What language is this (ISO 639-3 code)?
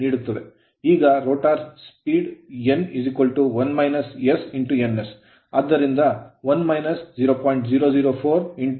kan